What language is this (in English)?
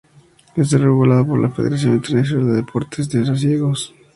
Spanish